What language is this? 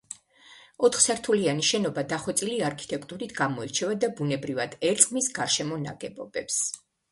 Georgian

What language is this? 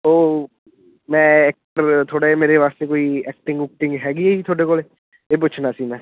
Punjabi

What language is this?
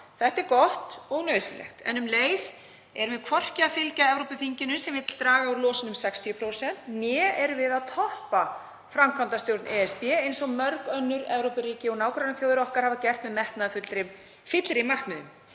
Icelandic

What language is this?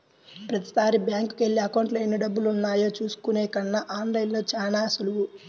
Telugu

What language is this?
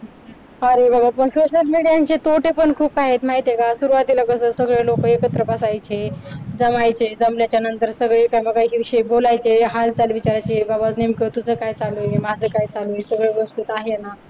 Marathi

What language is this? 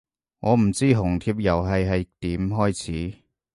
Cantonese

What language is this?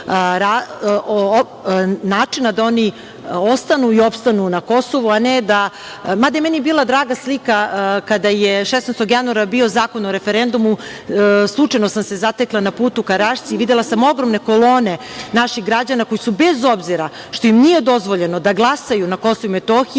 Serbian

